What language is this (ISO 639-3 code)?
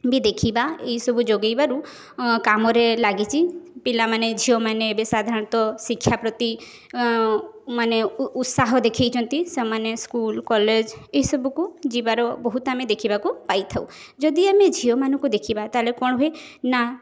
ori